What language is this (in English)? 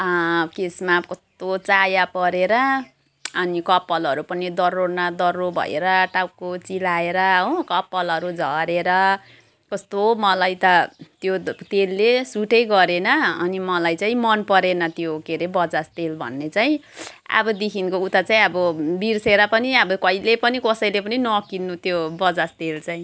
Nepali